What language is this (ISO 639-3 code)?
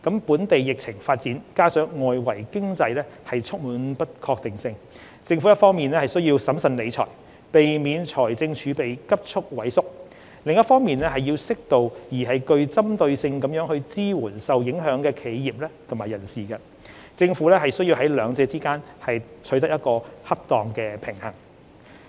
yue